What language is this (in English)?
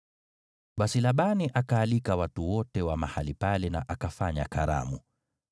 Swahili